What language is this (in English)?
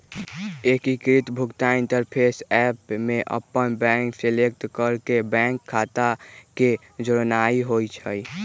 Magahi